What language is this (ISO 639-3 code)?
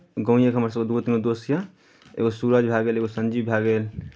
mai